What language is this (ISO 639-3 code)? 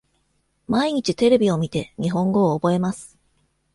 jpn